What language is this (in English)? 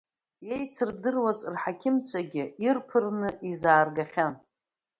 Abkhazian